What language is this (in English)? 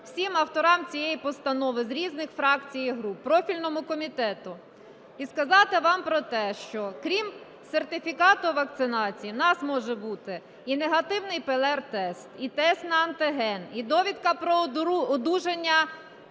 Ukrainian